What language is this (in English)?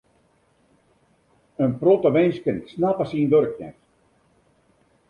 Western Frisian